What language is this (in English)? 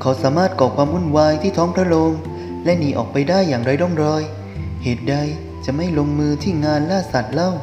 Thai